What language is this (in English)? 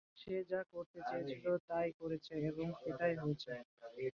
Bangla